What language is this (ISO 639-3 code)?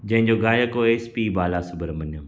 snd